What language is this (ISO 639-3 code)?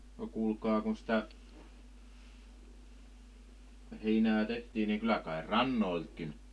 fin